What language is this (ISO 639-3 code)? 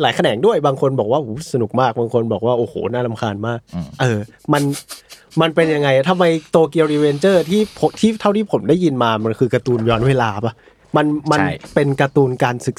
tha